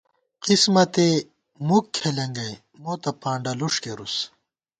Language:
Gawar-Bati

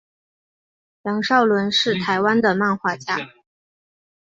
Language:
Chinese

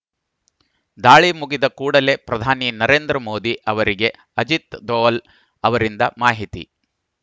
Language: Kannada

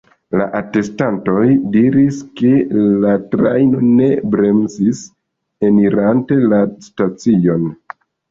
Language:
Esperanto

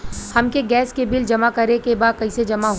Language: Bhojpuri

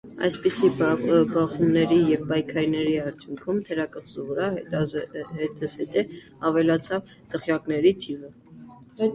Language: Armenian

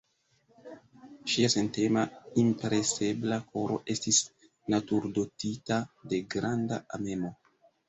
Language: Esperanto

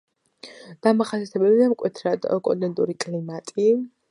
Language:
Georgian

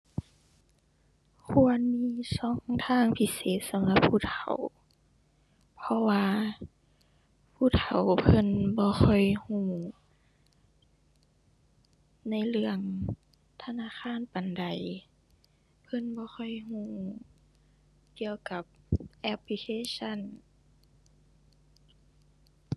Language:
Thai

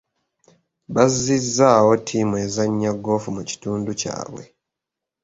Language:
Ganda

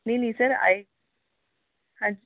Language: Punjabi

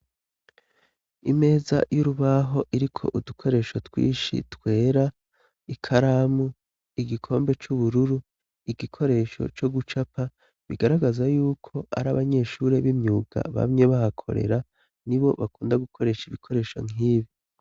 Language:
Rundi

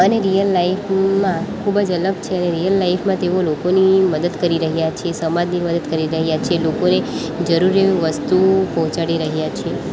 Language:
Gujarati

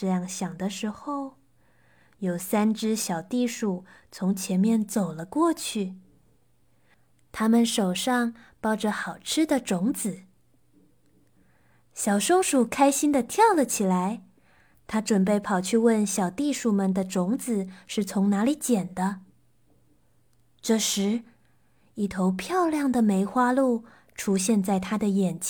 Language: Chinese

